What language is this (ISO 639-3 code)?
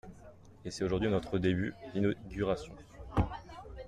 fra